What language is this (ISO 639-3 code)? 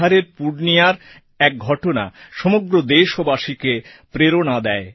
ben